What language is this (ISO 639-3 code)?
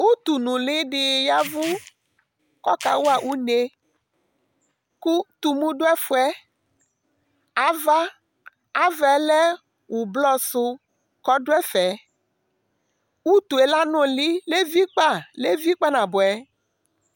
kpo